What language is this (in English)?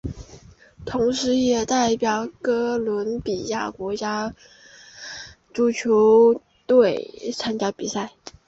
Chinese